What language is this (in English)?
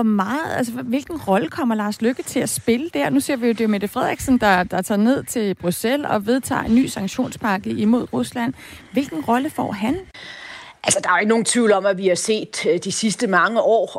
Danish